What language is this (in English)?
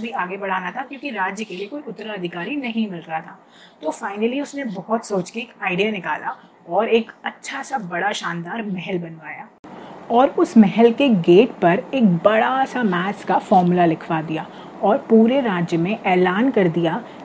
Hindi